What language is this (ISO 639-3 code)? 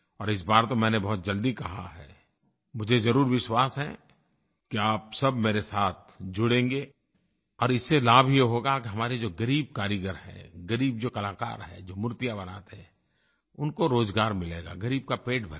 hin